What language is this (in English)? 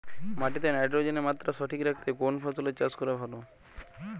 Bangla